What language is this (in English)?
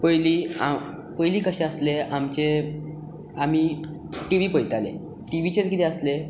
Konkani